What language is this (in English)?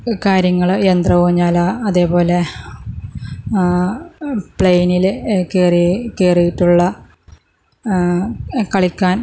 Malayalam